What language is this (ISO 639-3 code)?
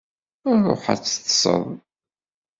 kab